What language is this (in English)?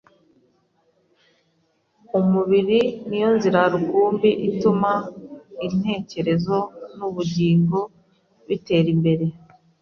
Kinyarwanda